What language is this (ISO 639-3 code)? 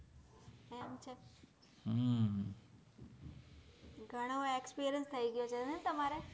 guj